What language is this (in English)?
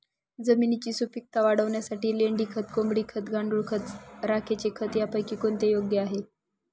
Marathi